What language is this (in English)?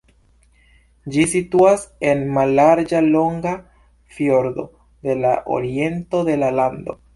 Esperanto